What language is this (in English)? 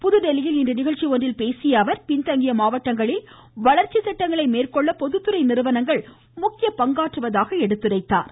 Tamil